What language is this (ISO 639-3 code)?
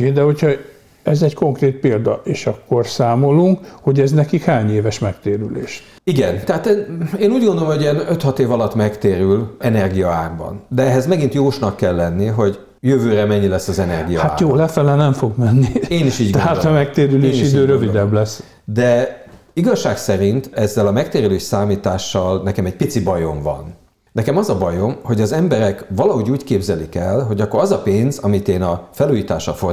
hun